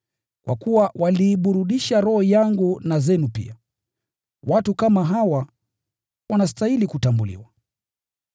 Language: Swahili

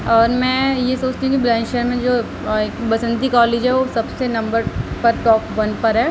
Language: Urdu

